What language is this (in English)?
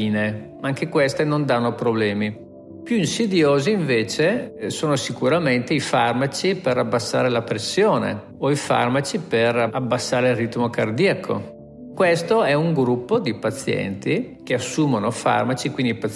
Italian